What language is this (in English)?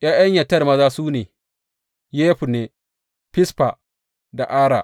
Hausa